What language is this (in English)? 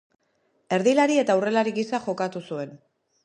Basque